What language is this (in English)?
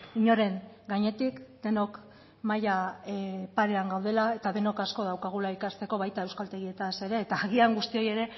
Basque